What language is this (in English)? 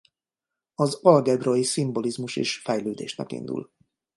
Hungarian